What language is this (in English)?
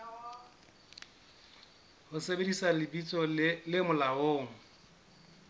Southern Sotho